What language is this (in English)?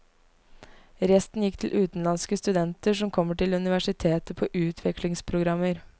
Norwegian